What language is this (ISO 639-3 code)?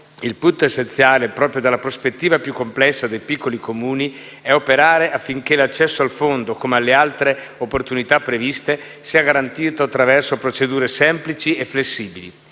ita